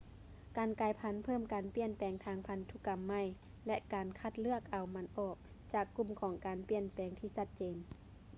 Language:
Lao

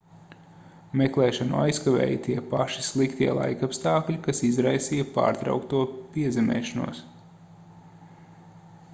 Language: Latvian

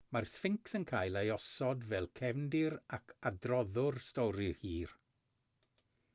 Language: Welsh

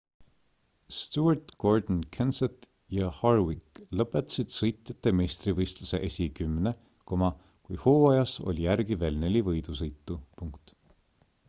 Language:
Estonian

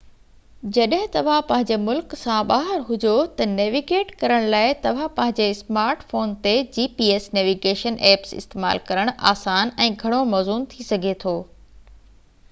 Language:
Sindhi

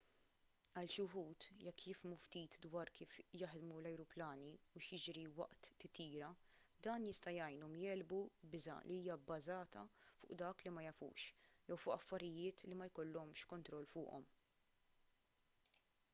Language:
Maltese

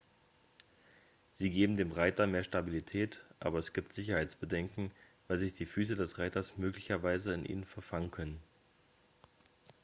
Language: German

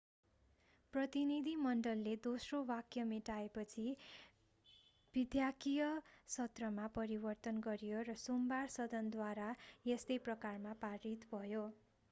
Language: Nepali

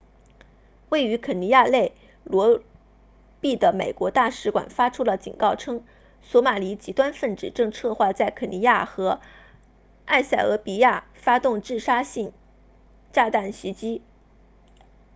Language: Chinese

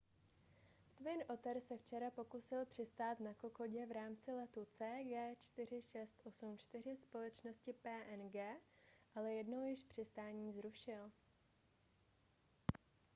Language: Czech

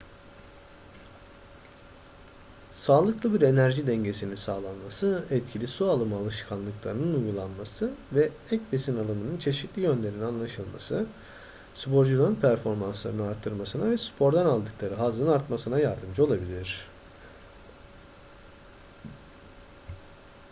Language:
Turkish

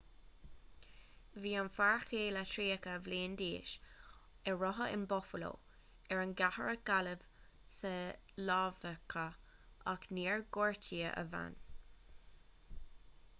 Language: Irish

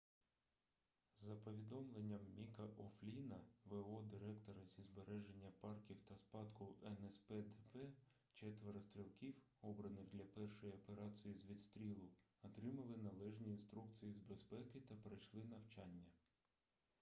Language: Ukrainian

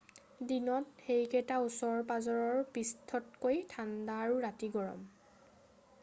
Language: Assamese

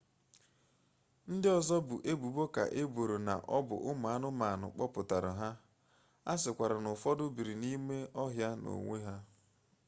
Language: Igbo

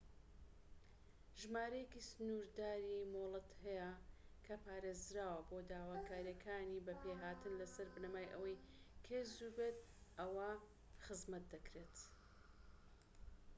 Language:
Central Kurdish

